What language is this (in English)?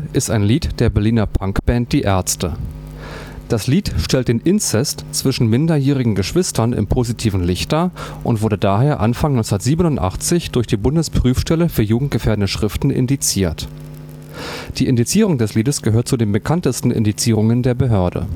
German